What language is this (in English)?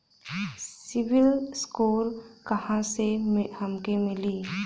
Bhojpuri